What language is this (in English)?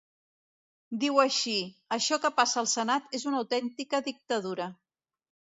Catalan